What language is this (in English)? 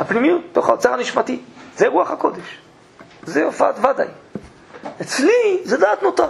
Hebrew